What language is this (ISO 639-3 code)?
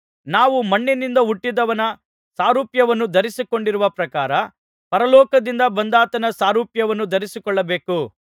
kan